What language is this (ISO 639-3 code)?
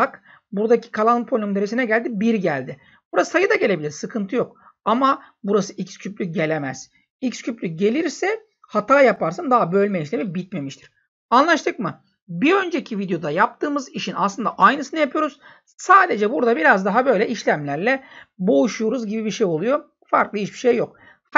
tur